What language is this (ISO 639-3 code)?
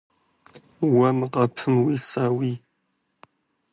kbd